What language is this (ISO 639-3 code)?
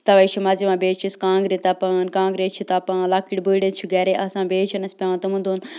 kas